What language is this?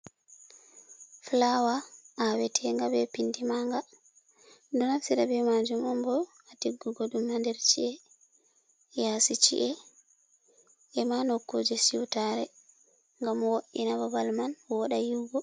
Fula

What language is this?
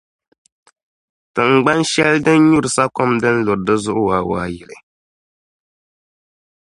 Dagbani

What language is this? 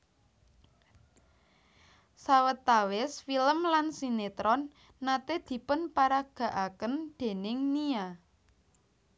Javanese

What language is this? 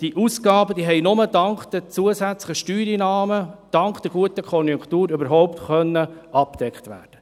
Swiss German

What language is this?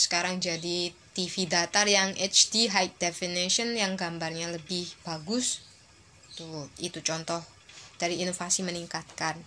Indonesian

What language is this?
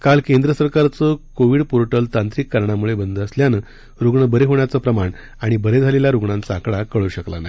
Marathi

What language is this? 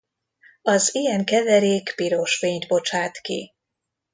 Hungarian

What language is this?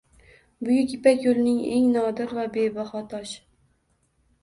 Uzbek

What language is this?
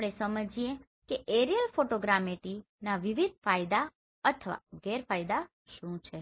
Gujarati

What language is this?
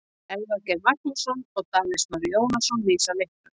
Icelandic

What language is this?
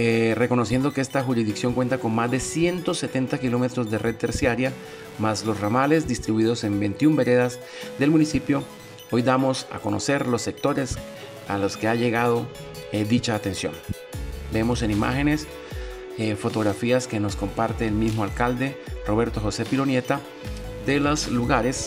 Spanish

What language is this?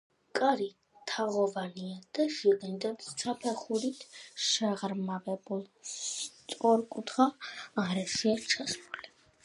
Georgian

